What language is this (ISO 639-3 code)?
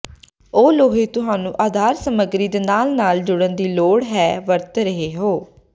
pan